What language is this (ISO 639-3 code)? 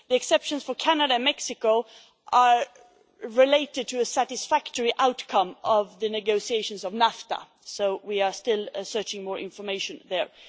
eng